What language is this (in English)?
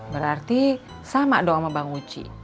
Indonesian